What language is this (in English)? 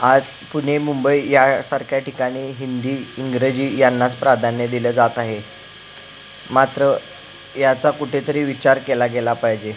Marathi